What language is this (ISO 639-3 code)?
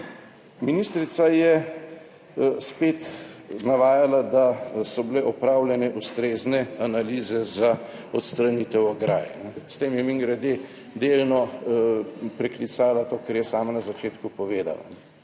slv